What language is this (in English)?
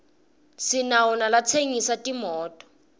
Swati